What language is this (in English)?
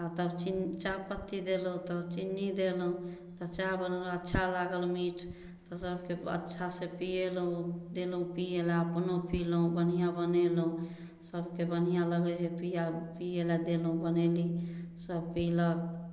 Maithili